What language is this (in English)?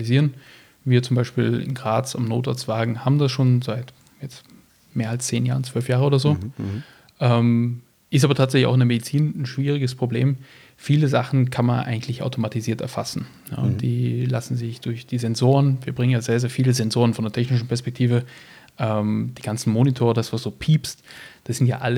German